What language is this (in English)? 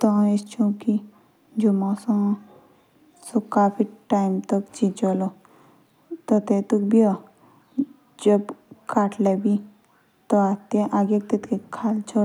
Jaunsari